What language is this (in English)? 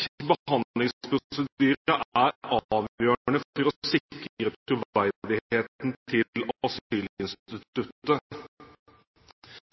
Norwegian Bokmål